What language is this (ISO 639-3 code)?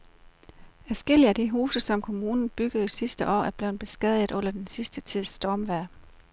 dan